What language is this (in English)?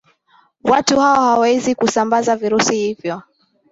Swahili